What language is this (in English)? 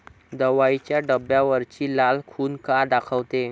Marathi